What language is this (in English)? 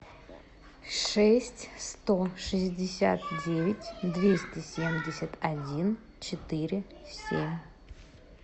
Russian